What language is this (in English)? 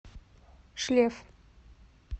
Russian